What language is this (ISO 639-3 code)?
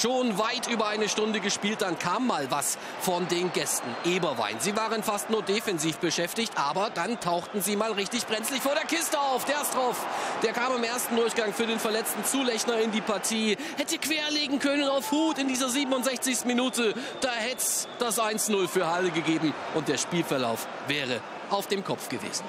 deu